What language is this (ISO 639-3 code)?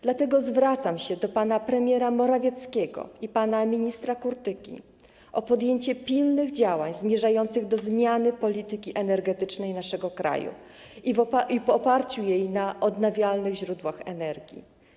pol